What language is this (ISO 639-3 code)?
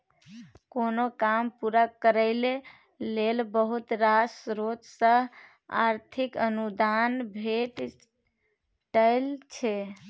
mai